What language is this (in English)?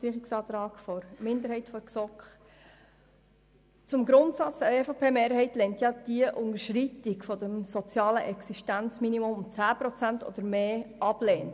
Swiss German